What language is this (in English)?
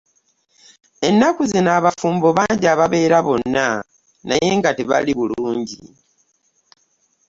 Ganda